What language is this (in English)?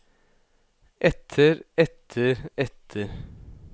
Norwegian